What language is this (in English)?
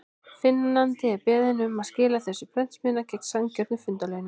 Icelandic